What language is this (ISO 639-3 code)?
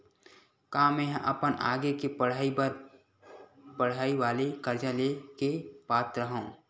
hne